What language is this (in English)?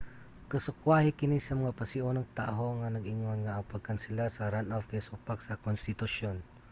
Cebuano